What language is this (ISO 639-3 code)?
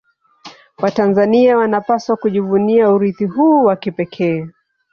swa